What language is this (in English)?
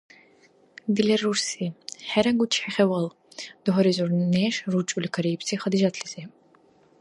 Dargwa